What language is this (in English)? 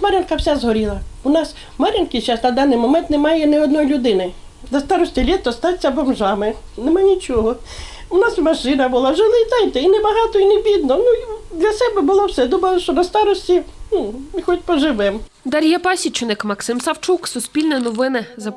Ukrainian